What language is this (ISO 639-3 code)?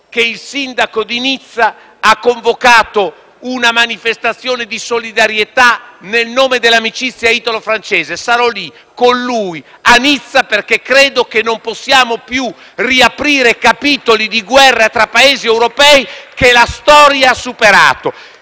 ita